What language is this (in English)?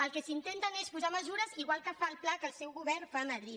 Catalan